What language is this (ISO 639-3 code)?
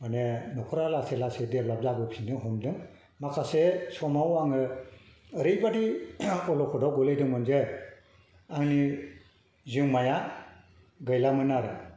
brx